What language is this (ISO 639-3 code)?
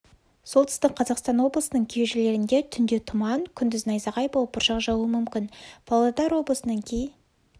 kaz